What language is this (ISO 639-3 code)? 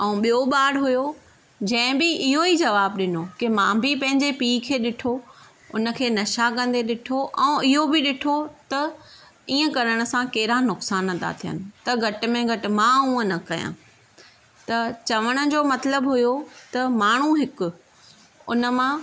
snd